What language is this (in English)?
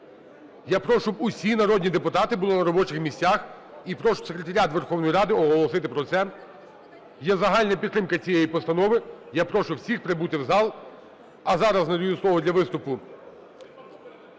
Ukrainian